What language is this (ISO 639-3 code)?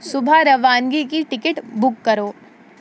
urd